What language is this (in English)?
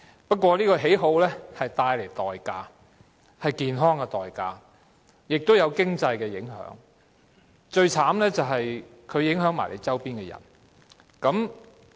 Cantonese